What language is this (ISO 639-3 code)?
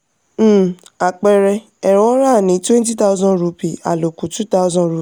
yor